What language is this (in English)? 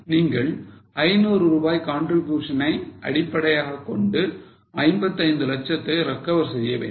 Tamil